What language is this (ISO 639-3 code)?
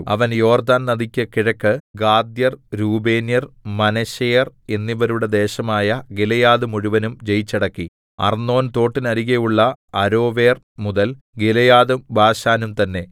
mal